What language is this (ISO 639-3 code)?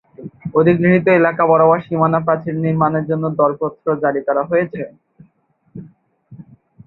ben